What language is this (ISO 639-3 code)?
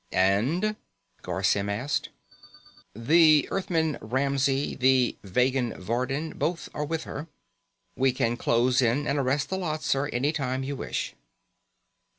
eng